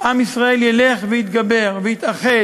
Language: Hebrew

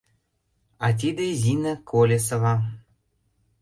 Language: Mari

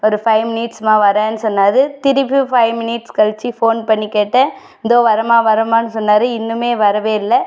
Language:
Tamil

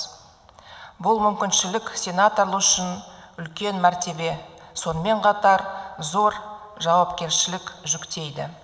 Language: Kazakh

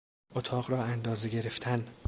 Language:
Persian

